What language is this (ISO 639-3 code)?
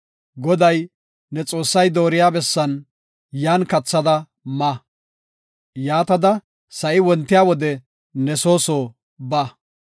gof